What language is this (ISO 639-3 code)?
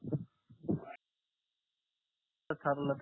mar